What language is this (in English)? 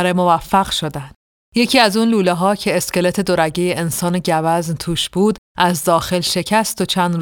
Persian